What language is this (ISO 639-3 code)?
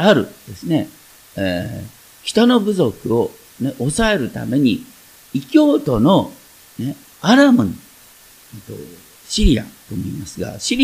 jpn